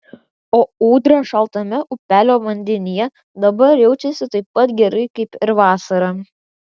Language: Lithuanian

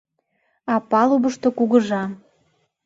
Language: Mari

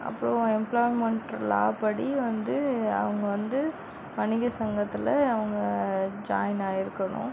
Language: Tamil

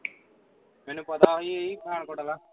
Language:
Punjabi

